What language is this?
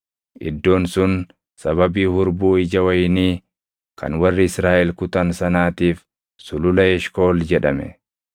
Oromo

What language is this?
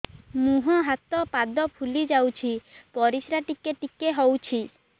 Odia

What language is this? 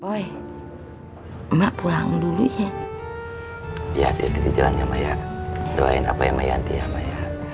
Indonesian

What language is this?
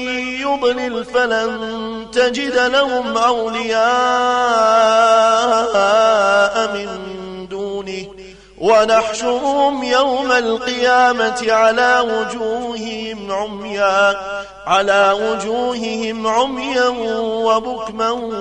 Arabic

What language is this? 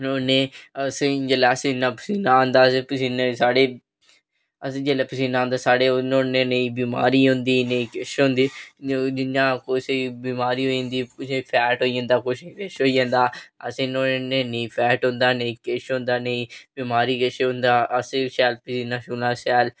Dogri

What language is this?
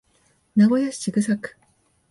Japanese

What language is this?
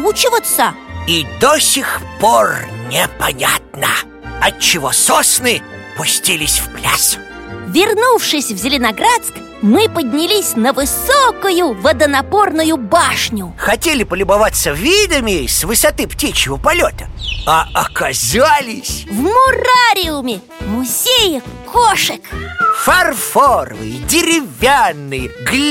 Russian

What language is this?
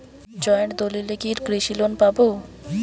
Bangla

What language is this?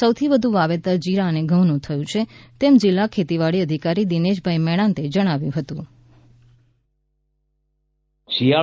Gujarati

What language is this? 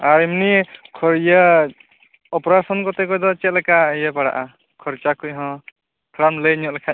Santali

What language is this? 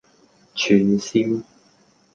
Cantonese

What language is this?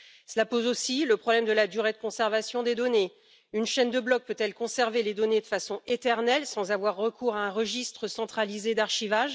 French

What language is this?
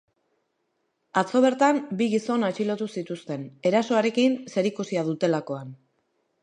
Basque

